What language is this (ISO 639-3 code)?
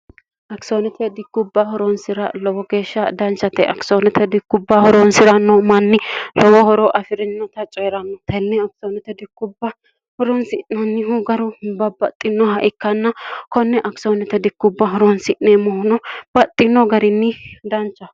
sid